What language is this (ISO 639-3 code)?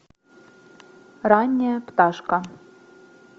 rus